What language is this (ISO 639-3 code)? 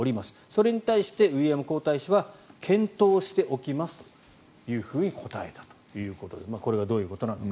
jpn